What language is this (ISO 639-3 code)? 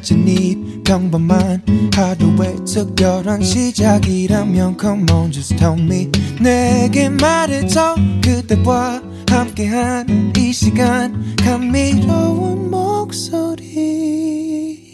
kor